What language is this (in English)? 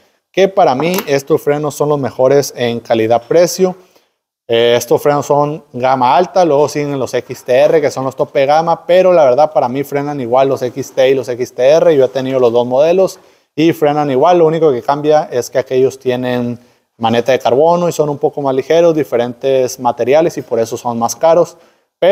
Spanish